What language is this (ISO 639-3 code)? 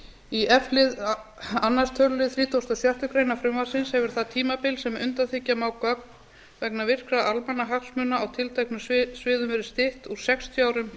isl